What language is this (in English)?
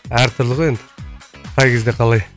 Kazakh